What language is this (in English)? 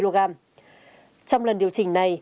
Vietnamese